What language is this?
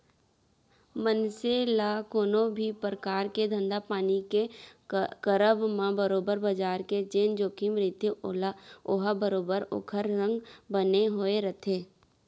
Chhattisgarhi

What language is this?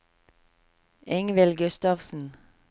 Norwegian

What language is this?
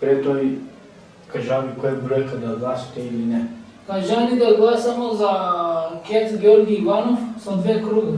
Macedonian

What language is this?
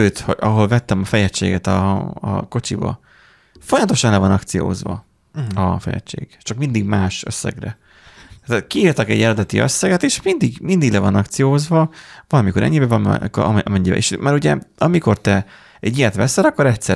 Hungarian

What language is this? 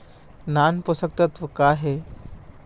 Chhattisgarhi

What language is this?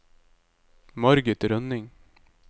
Norwegian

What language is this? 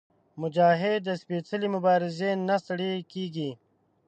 Pashto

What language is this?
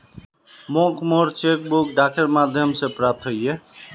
Magahi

